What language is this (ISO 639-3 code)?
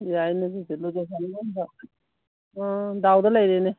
mni